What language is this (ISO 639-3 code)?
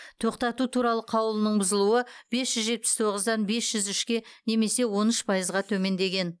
kaz